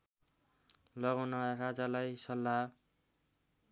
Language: Nepali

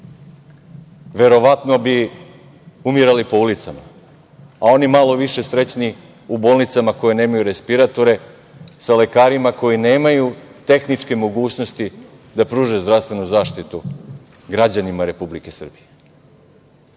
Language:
Serbian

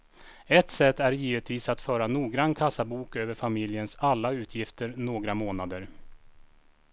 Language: Swedish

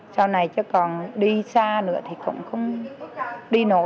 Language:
Vietnamese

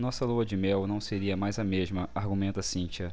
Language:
Portuguese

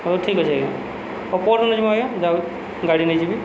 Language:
Odia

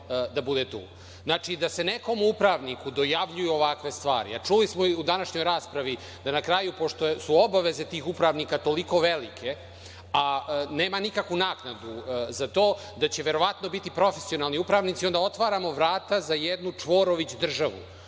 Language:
Serbian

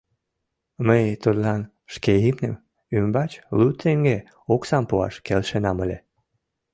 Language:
Mari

